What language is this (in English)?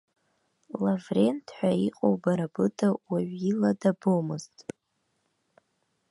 Abkhazian